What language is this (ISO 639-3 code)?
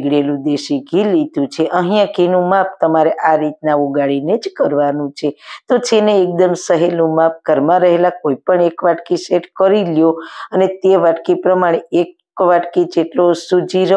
guj